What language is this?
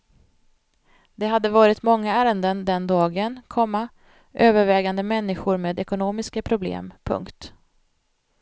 Swedish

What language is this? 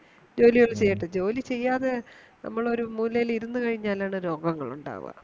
Malayalam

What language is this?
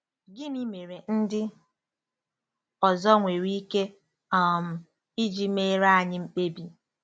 Igbo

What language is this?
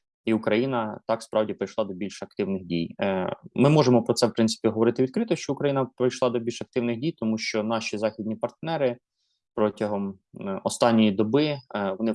Ukrainian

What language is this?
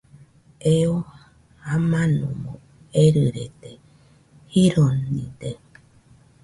Nüpode Huitoto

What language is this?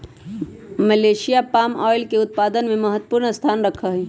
Magahi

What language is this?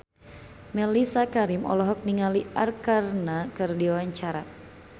Sundanese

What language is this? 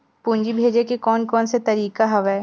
Chhattisgarhi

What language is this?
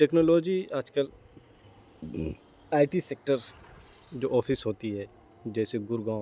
Urdu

